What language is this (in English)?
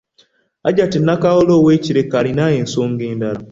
Ganda